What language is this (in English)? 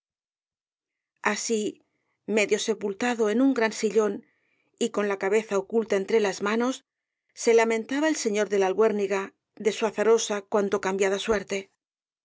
Spanish